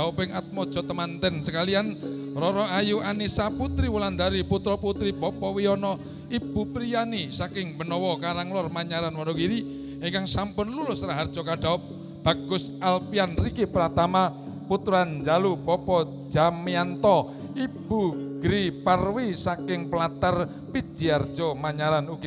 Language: Indonesian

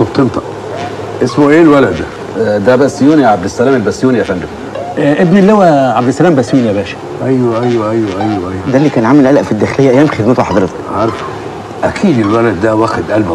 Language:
Arabic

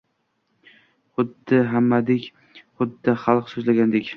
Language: Uzbek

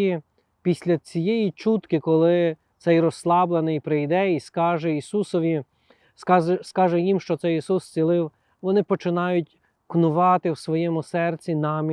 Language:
Ukrainian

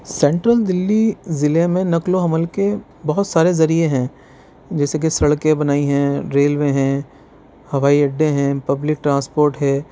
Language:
Urdu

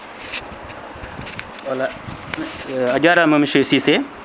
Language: Fula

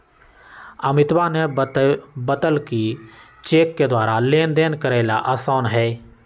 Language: Magahi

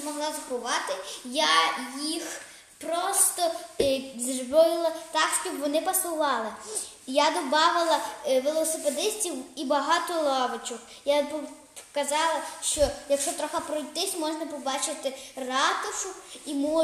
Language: Ukrainian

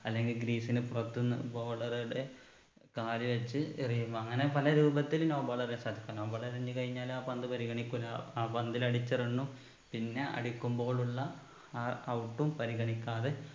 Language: Malayalam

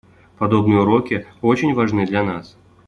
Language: Russian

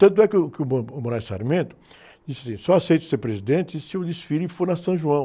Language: Portuguese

